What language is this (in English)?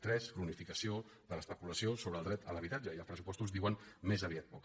Catalan